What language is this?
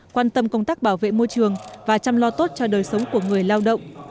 Vietnamese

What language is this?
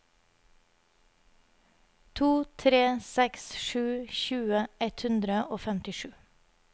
Norwegian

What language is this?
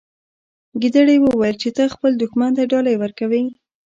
Pashto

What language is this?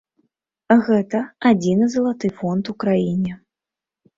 Belarusian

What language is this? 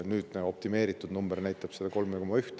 Estonian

